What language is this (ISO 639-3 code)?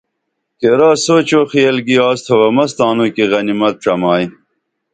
dml